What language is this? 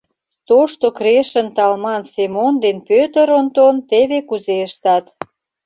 Mari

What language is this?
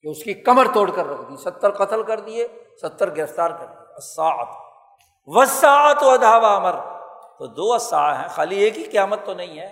Urdu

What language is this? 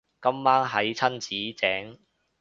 Cantonese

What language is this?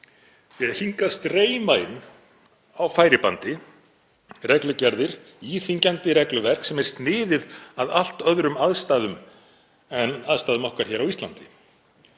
Icelandic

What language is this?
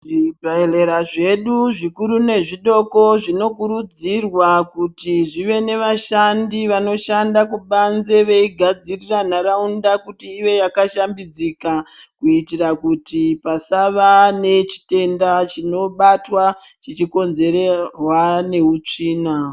Ndau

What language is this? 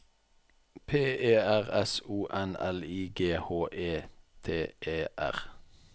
Norwegian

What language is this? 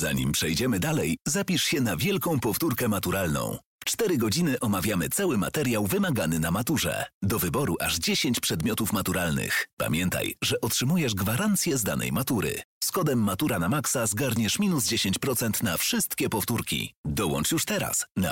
Polish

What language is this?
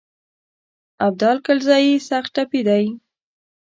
Pashto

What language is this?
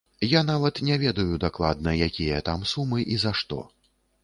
Belarusian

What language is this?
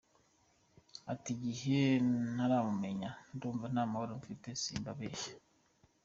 Kinyarwanda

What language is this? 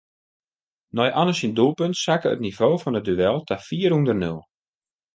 Western Frisian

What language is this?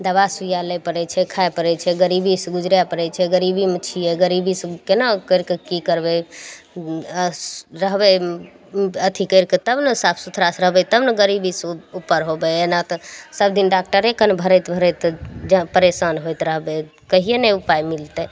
Maithili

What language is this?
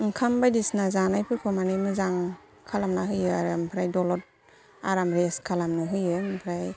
Bodo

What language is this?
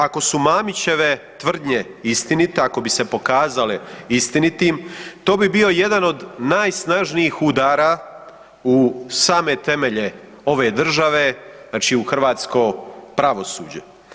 Croatian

